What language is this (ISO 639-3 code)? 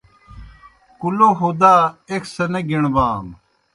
plk